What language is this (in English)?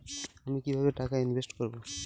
Bangla